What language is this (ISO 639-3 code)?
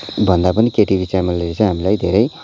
nep